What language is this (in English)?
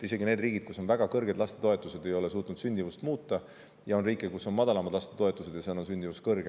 Estonian